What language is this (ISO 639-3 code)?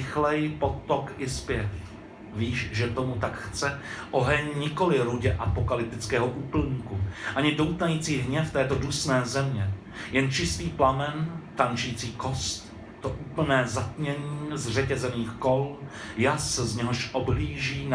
ces